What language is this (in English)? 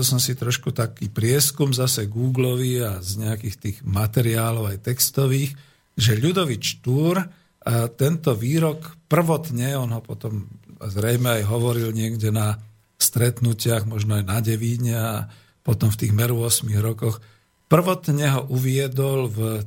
Slovak